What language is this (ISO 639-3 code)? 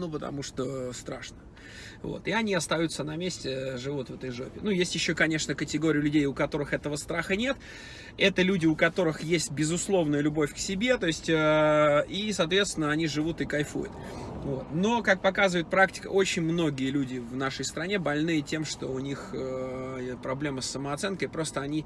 rus